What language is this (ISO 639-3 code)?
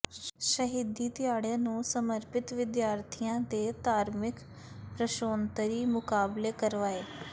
pan